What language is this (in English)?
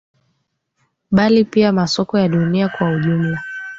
Swahili